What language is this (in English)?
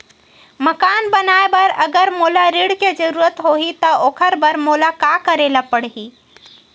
Chhattisgarhi